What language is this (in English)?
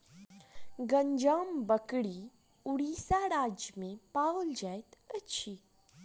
Maithili